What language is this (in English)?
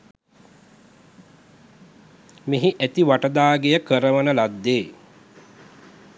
Sinhala